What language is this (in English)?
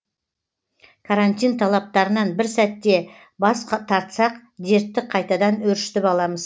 Kazakh